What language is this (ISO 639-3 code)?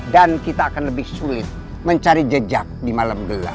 ind